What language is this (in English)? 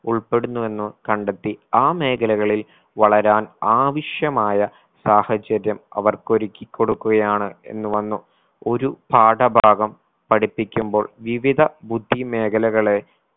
Malayalam